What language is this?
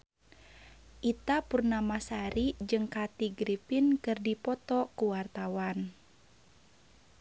Sundanese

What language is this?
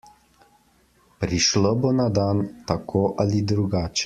Slovenian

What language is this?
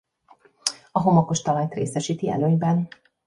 Hungarian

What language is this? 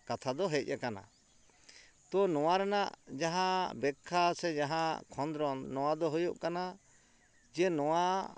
Santali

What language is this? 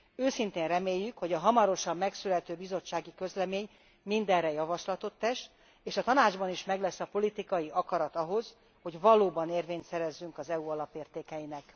Hungarian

